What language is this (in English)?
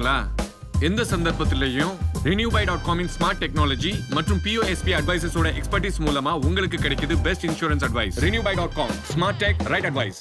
English